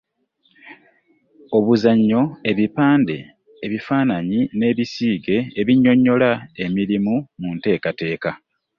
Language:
Ganda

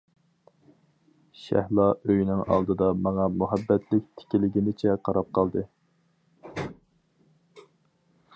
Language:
Uyghur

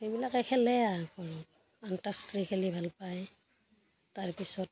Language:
Assamese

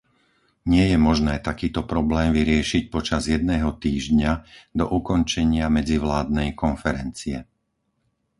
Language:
Slovak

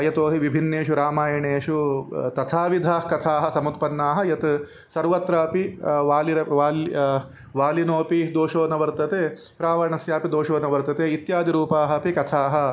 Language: Sanskrit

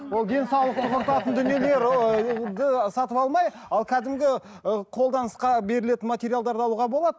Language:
Kazakh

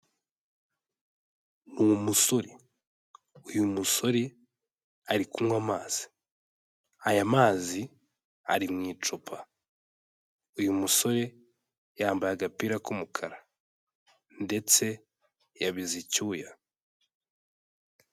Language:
Kinyarwanda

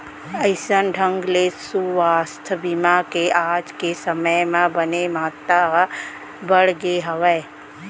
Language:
Chhattisgarhi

